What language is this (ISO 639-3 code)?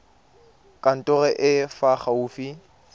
tsn